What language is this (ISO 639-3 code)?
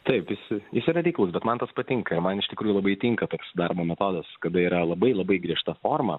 lit